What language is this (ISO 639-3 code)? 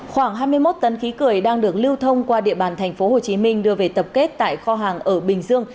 vie